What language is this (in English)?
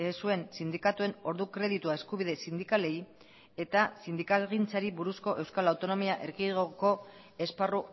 Basque